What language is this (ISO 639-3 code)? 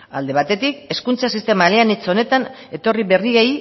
eus